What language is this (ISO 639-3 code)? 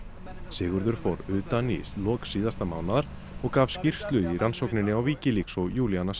isl